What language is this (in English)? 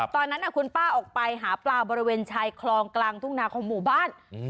Thai